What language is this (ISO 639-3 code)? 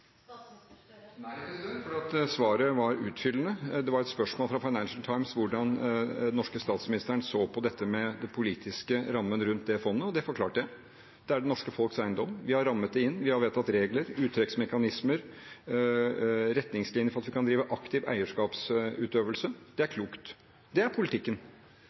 nob